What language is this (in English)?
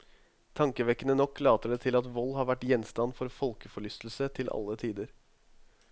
Norwegian